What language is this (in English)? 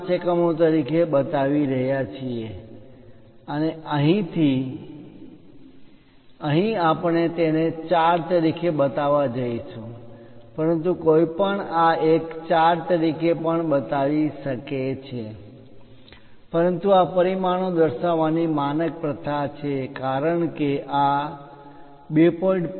Gujarati